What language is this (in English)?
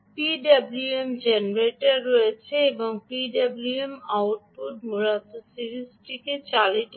Bangla